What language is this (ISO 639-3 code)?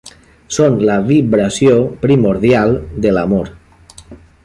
cat